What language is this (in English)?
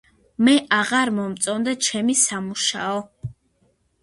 Georgian